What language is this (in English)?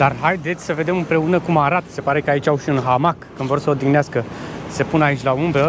Romanian